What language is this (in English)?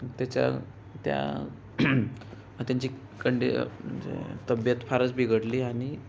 Marathi